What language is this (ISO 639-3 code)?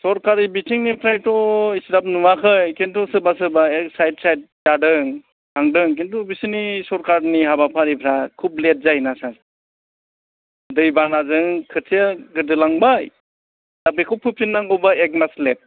brx